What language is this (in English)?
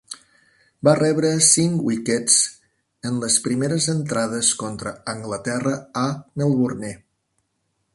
Catalan